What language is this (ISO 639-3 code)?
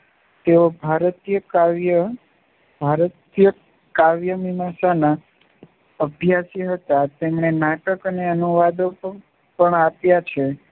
guj